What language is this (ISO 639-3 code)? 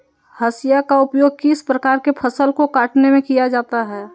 mag